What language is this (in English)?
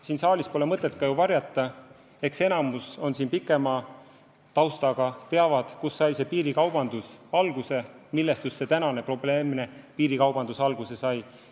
Estonian